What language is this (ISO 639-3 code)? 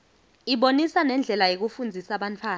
ssw